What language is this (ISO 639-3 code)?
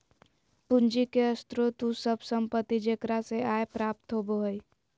mag